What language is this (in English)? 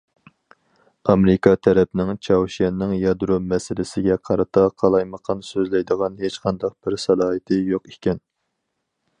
Uyghur